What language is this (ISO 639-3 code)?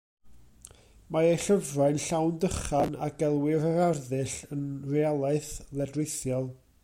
cym